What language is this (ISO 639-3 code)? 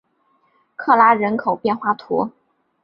zho